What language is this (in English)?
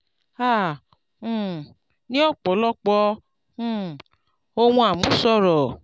Yoruba